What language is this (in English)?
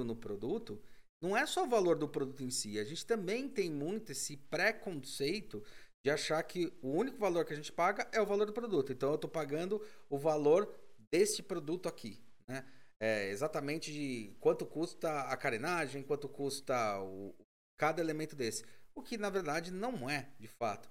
Portuguese